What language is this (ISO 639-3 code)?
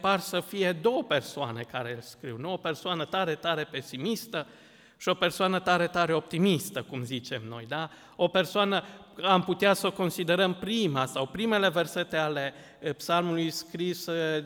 ron